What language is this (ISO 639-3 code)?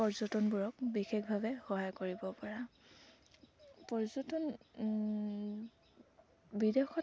asm